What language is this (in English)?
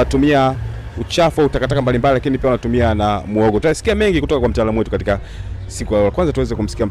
Swahili